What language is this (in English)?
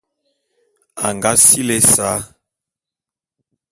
Bulu